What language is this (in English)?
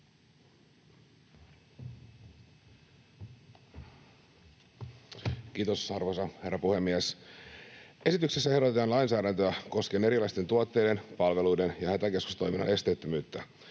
Finnish